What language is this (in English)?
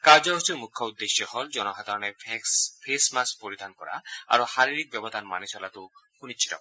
Assamese